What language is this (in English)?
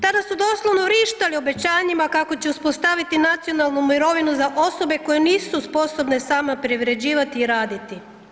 Croatian